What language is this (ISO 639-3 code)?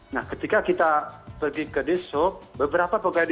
ind